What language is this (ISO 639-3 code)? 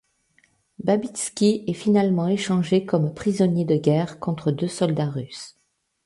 fra